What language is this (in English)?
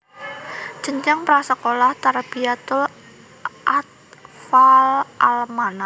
Javanese